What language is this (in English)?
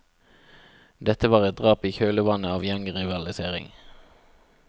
Norwegian